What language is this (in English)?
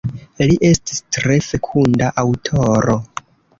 Esperanto